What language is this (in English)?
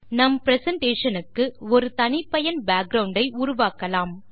Tamil